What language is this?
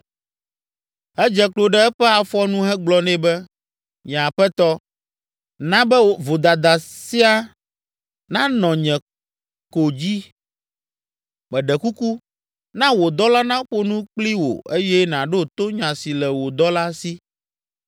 Ewe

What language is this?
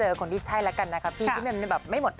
Thai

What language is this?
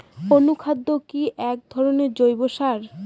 Bangla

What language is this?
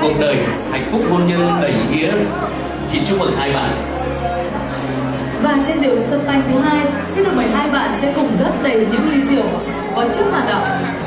Vietnamese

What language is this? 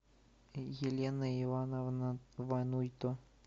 Russian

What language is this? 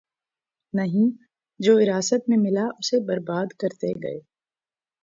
Urdu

